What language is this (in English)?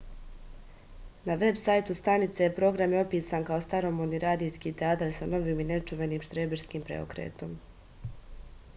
Serbian